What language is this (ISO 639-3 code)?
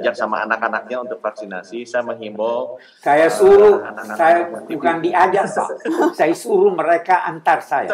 ind